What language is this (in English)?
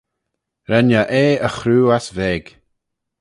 Manx